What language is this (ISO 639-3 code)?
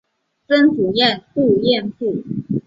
zho